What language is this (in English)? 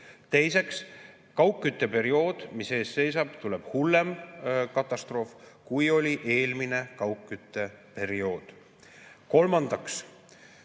Estonian